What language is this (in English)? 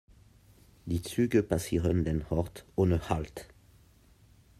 German